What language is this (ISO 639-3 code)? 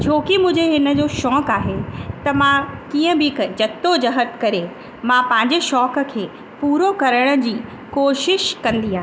snd